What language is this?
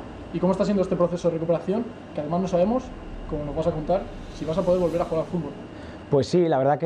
Spanish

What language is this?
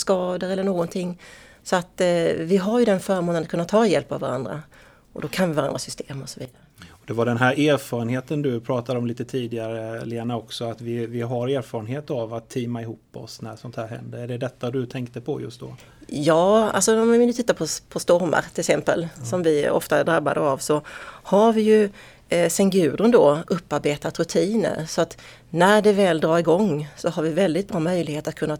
Swedish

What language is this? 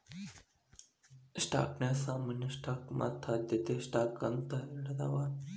Kannada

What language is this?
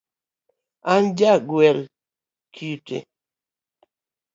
Luo (Kenya and Tanzania)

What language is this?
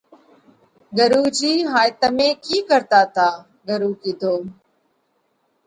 Parkari Koli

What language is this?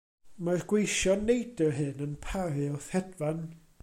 Welsh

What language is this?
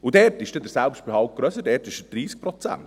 Swiss German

